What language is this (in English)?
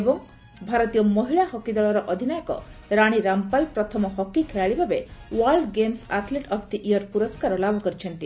Odia